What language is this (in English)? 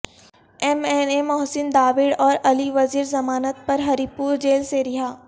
Urdu